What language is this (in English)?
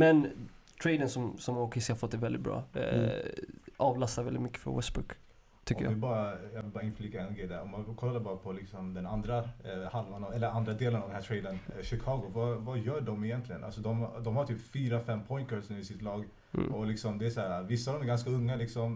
Swedish